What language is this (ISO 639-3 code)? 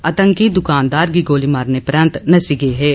doi